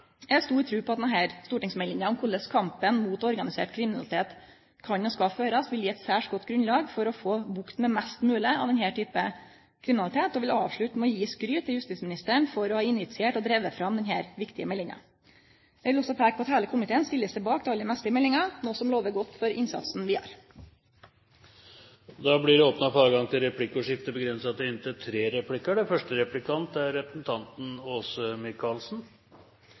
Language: Norwegian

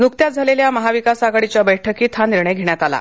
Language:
Marathi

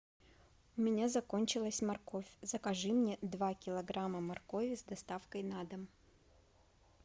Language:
Russian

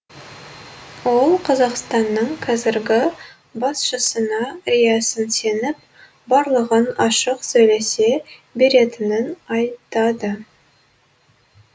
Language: Kazakh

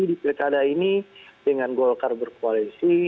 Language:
Indonesian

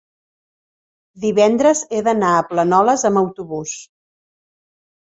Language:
Catalan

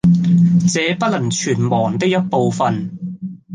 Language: Cantonese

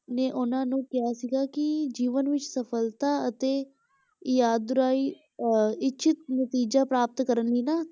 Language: Punjabi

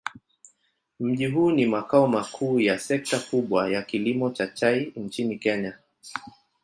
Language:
Swahili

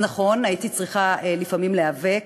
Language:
Hebrew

